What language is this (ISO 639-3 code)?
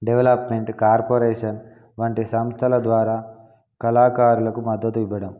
tel